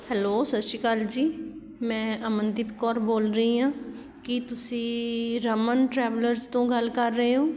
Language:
Punjabi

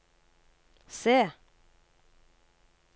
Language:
Norwegian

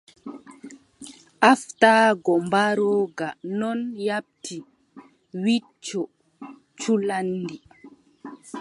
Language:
Adamawa Fulfulde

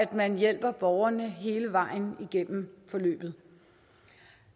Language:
Danish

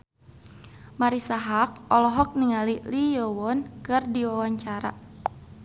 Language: Sundanese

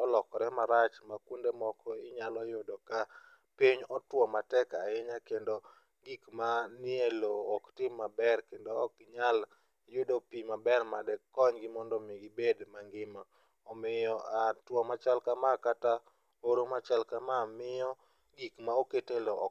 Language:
Luo (Kenya and Tanzania)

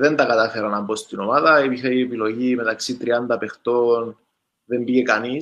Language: Greek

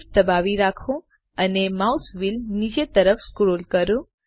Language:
Gujarati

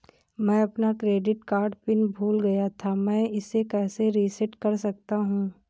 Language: Hindi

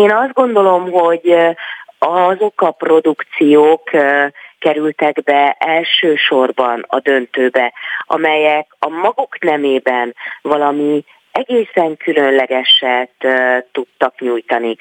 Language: Hungarian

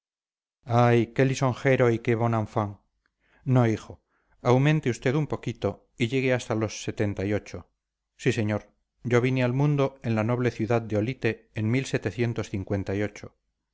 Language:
Spanish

